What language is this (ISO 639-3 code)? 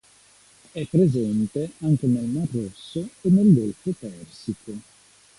ita